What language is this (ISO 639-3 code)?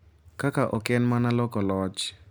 luo